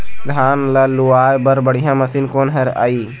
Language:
Chhattisgarhi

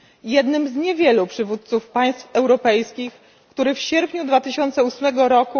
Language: Polish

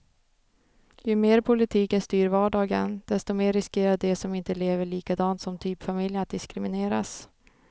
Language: Swedish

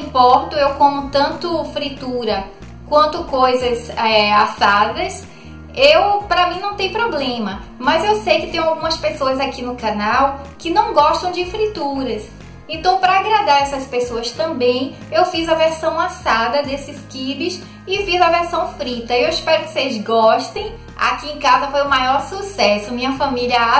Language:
Portuguese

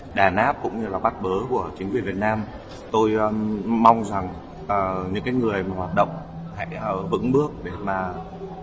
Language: Vietnamese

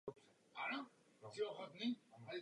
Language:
Czech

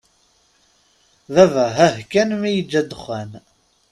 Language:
Kabyle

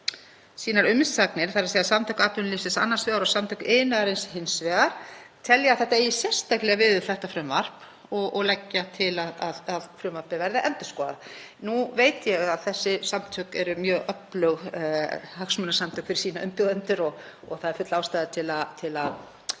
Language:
Icelandic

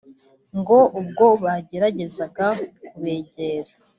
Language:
Kinyarwanda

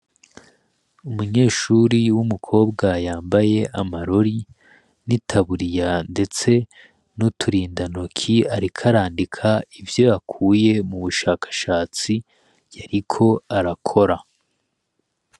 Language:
Rundi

